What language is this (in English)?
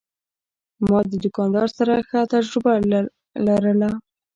Pashto